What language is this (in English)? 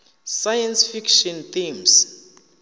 Venda